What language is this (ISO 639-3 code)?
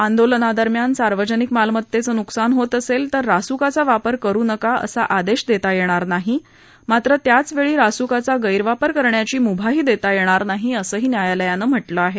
mar